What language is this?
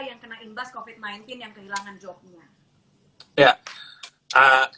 Indonesian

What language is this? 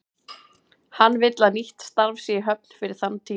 Icelandic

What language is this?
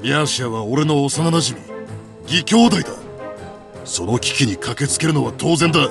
Japanese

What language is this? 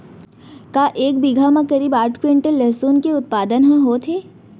Chhattisgarhi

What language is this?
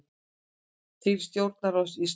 Icelandic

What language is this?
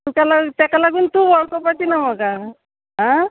Konkani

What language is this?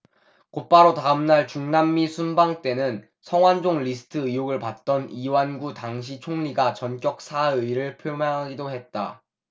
Korean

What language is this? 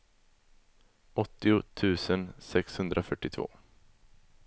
Swedish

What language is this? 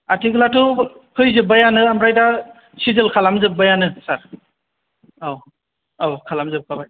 Bodo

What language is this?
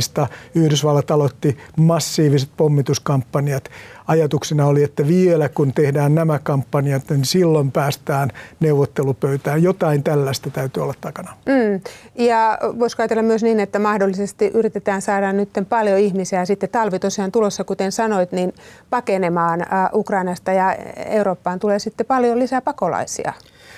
Finnish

